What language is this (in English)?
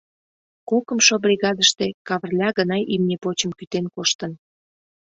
Mari